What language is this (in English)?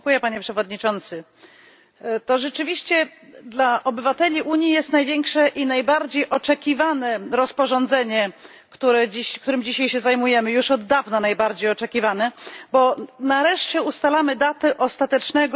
Polish